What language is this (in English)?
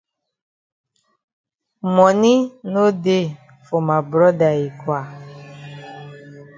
Cameroon Pidgin